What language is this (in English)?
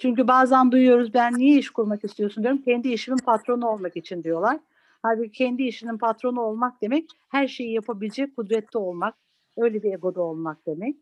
Turkish